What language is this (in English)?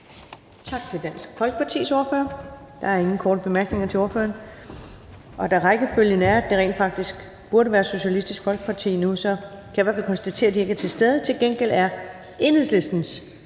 Danish